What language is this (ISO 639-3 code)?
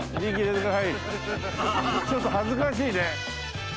jpn